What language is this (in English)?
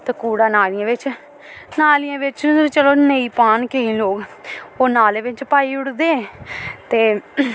Dogri